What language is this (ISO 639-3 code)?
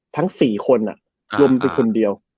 tha